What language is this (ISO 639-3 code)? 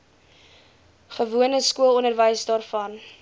afr